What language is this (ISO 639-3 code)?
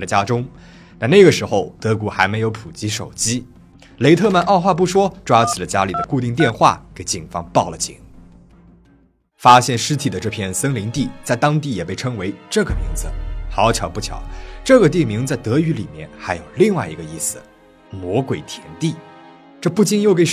zho